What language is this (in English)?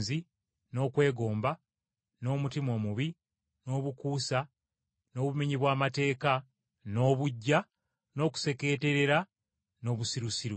Ganda